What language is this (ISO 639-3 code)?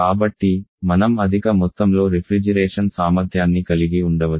tel